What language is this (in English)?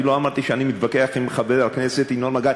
Hebrew